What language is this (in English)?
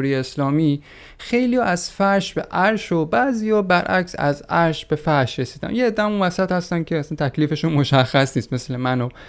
Persian